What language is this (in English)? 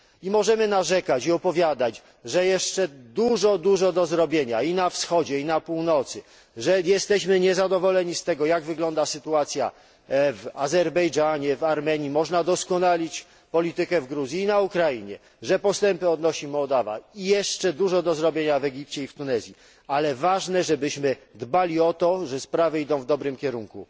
Polish